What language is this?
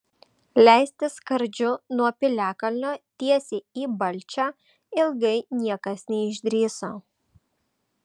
Lithuanian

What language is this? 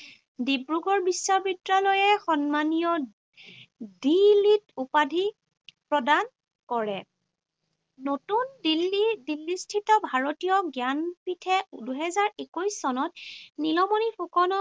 Assamese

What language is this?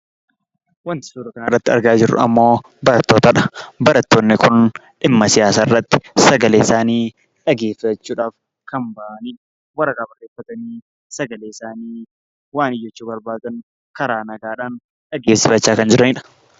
Oromo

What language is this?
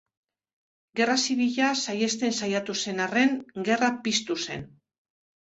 Basque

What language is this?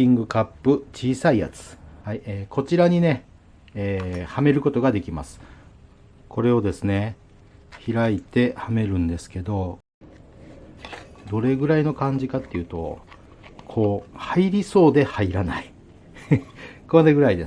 Japanese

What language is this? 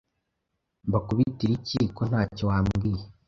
Kinyarwanda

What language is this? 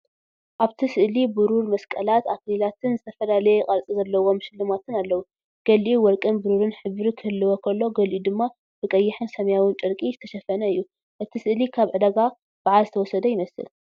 Tigrinya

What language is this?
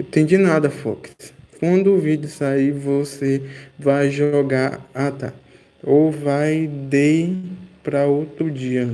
Portuguese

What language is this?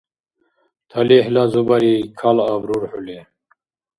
Dargwa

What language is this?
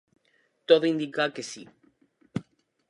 Galician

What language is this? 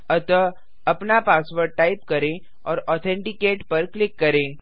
Hindi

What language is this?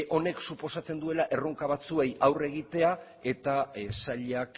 Basque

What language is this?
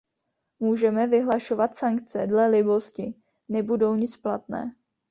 Czech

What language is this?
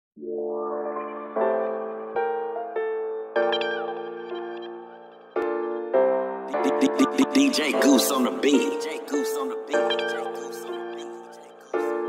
English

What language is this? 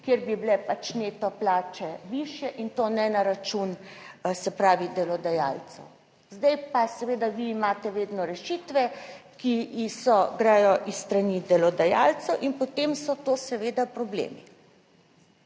Slovenian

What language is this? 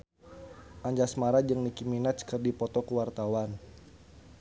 Sundanese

